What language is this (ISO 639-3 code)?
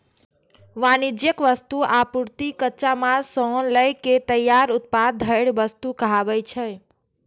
mai